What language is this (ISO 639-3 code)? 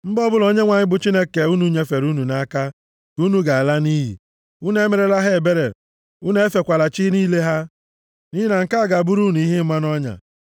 ibo